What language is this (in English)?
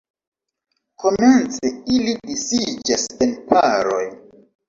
Esperanto